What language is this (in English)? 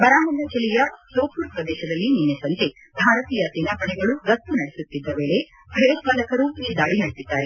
Kannada